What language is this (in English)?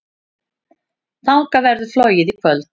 Icelandic